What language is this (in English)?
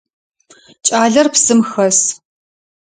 Adyghe